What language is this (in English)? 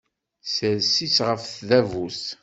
Kabyle